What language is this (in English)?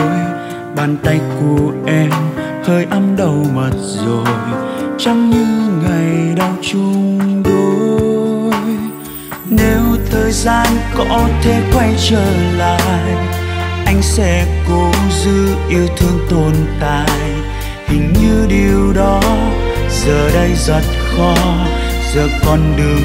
Vietnamese